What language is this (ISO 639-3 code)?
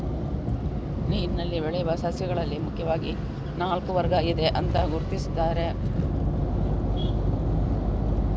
kan